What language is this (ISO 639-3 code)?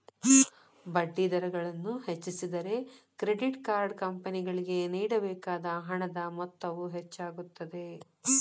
kan